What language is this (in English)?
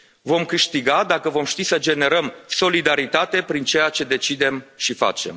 Romanian